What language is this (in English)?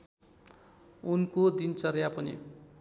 Nepali